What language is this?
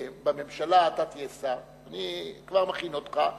Hebrew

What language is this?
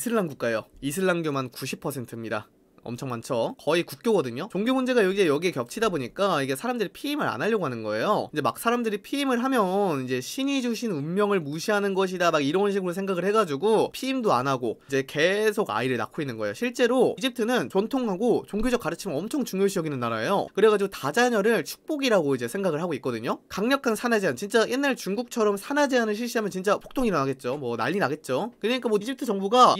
Korean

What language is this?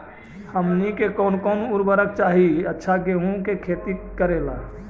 Magahi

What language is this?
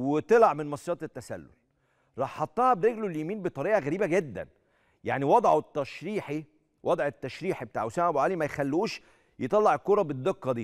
Arabic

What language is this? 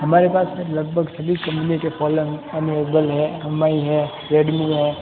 Hindi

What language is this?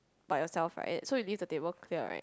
English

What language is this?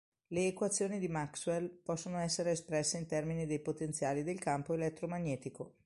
Italian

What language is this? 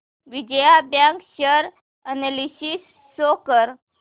Marathi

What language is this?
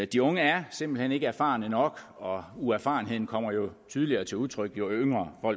Danish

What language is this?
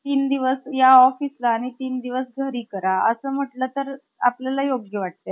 Marathi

